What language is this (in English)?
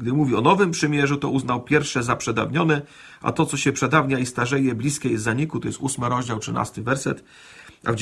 Polish